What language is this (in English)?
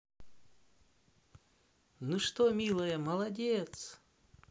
Russian